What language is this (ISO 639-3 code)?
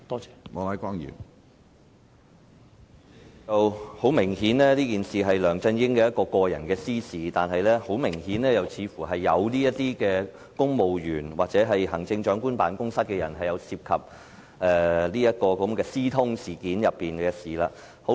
yue